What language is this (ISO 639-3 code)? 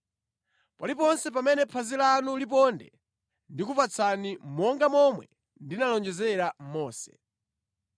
nya